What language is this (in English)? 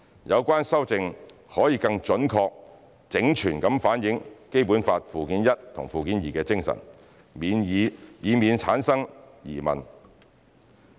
Cantonese